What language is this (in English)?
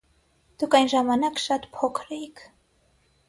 Armenian